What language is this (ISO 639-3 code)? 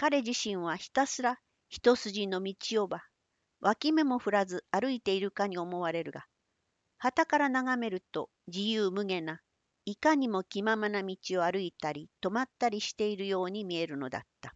jpn